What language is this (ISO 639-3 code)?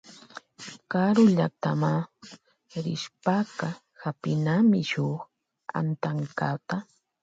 qvj